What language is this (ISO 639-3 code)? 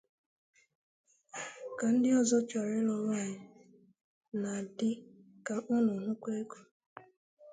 ibo